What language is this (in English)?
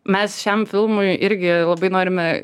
Lithuanian